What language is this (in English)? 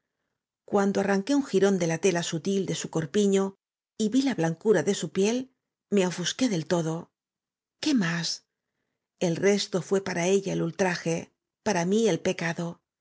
Spanish